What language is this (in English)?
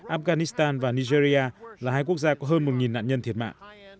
Vietnamese